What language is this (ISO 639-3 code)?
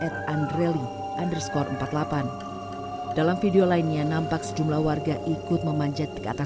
ind